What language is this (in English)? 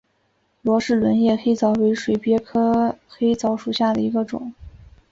Chinese